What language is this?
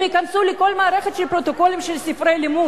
Hebrew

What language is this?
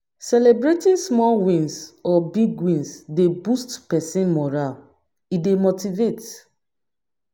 Nigerian Pidgin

